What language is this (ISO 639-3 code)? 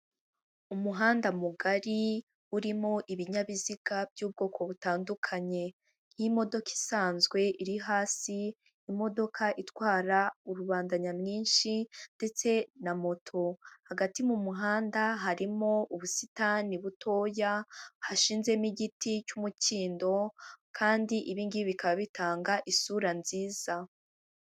kin